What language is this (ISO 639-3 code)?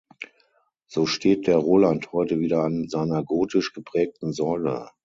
deu